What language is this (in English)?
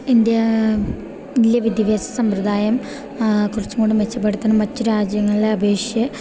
Malayalam